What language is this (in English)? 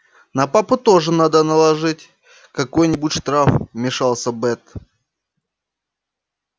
Russian